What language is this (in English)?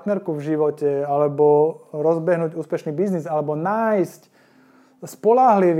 Slovak